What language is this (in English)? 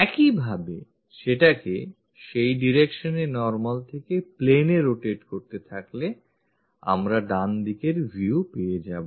Bangla